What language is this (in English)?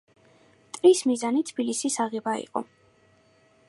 Georgian